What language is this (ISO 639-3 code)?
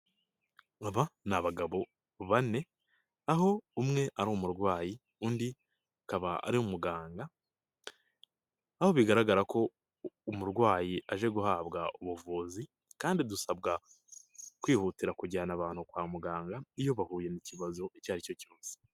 kin